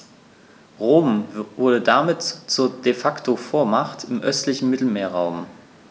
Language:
German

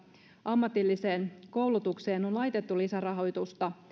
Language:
Finnish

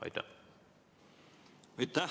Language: Estonian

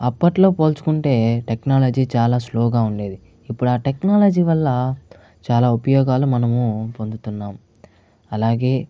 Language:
Telugu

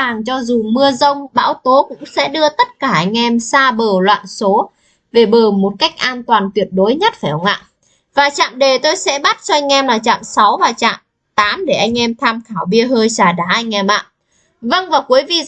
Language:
Vietnamese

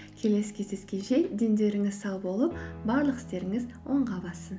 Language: Kazakh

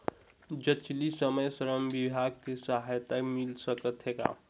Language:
Chhattisgarhi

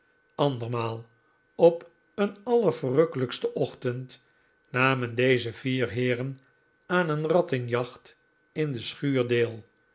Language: Dutch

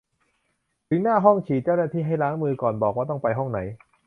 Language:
Thai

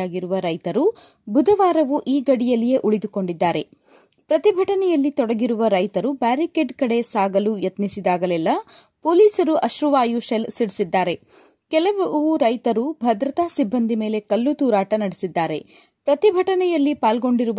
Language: Kannada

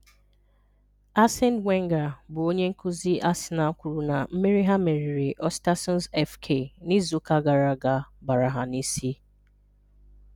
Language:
Igbo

